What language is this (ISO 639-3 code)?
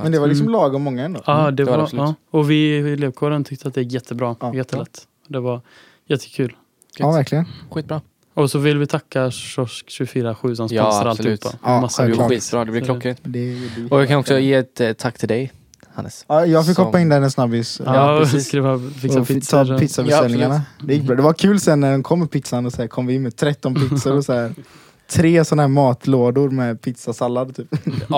swe